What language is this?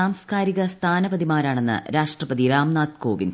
Malayalam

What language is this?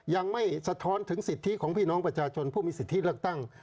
Thai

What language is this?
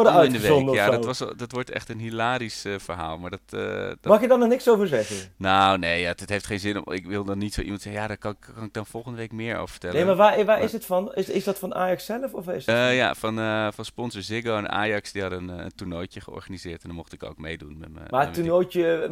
Dutch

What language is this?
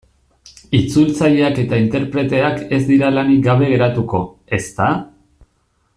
Basque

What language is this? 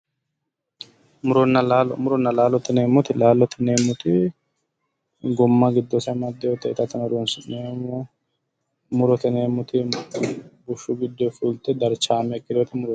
Sidamo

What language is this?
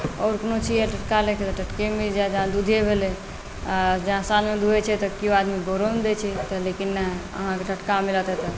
Maithili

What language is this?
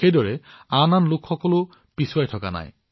Assamese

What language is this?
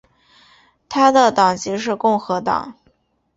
Chinese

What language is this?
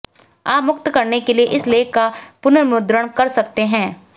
Hindi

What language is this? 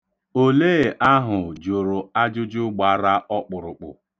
Igbo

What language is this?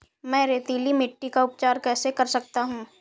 Hindi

